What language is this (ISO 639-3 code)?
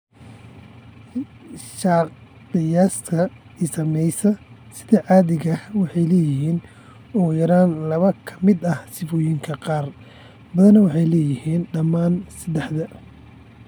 som